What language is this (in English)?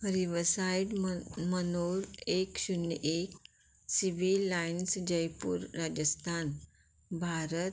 Konkani